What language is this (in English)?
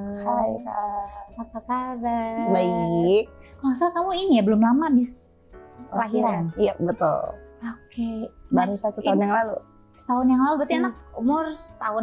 Indonesian